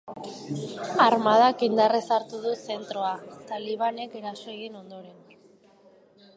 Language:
Basque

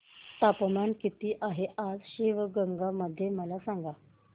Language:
Marathi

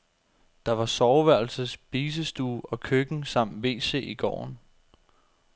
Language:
Danish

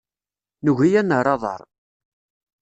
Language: Kabyle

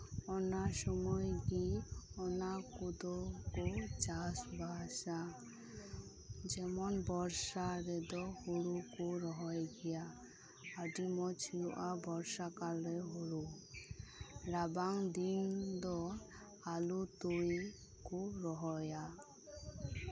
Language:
Santali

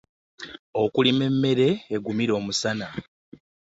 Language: Ganda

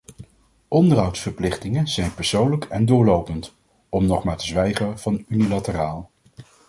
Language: Dutch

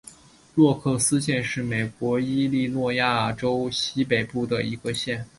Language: Chinese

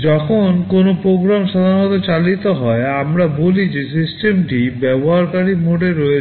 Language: Bangla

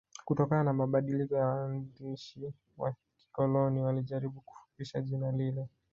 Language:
Swahili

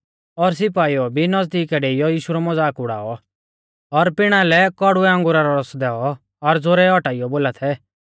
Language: Mahasu Pahari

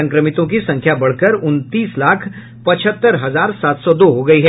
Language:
Hindi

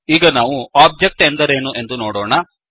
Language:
Kannada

